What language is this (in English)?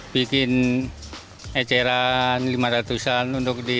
Indonesian